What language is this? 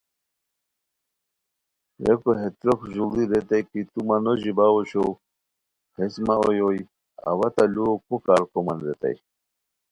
Khowar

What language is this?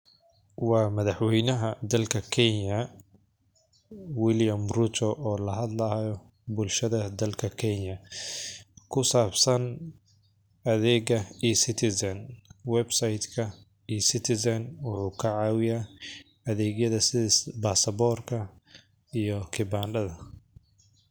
Somali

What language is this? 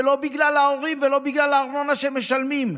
Hebrew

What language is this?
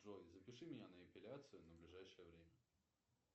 Russian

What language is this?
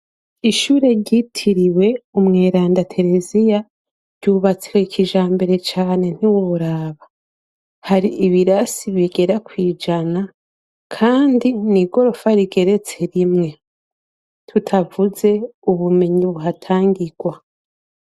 Rundi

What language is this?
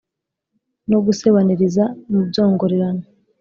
Kinyarwanda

